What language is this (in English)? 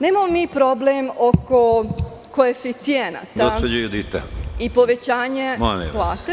Serbian